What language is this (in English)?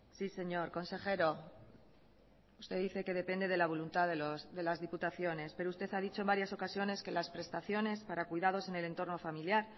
Spanish